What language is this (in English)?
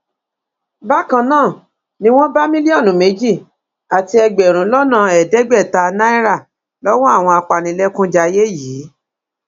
Yoruba